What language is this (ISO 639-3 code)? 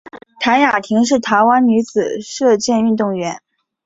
zho